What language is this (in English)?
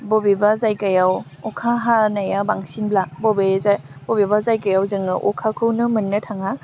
Bodo